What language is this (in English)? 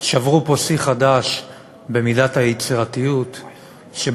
Hebrew